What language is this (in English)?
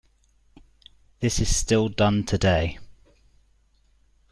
English